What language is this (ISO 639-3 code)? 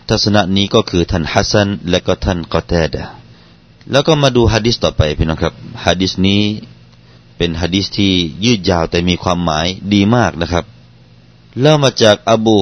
tha